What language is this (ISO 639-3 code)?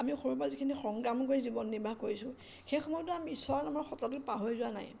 asm